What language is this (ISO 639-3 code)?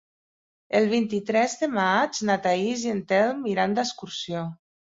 cat